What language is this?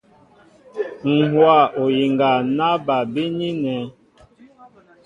Mbo (Cameroon)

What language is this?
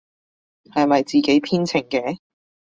Cantonese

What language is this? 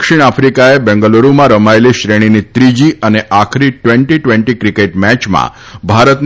Gujarati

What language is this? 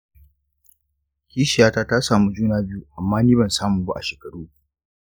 Hausa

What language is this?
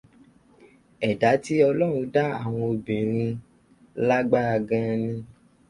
Yoruba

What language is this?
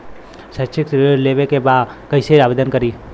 Bhojpuri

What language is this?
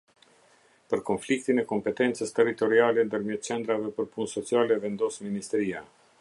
Albanian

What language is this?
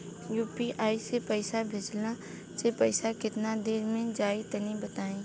Bhojpuri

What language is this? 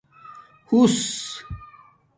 Domaaki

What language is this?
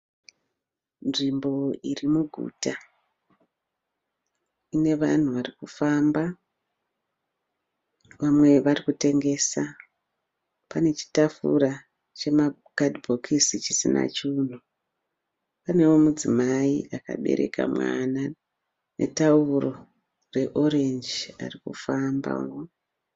Shona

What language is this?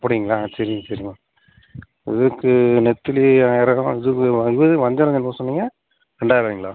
Tamil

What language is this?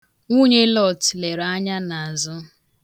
Igbo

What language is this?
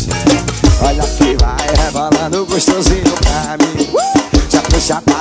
Portuguese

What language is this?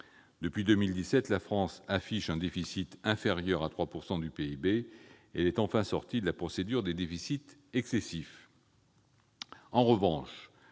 French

